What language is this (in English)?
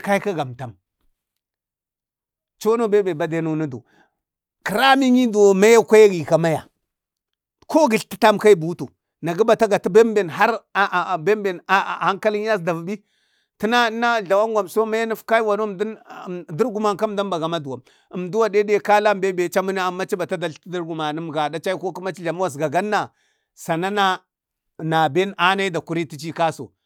Bade